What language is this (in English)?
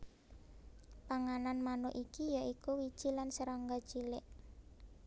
Javanese